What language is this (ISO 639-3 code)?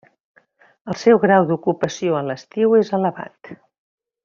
cat